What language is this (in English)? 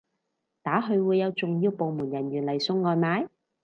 Cantonese